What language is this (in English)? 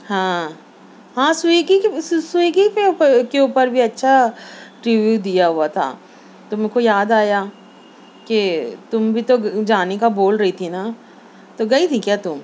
Urdu